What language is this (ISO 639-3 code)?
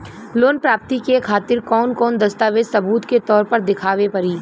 bho